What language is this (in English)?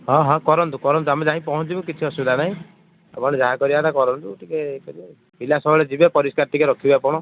Odia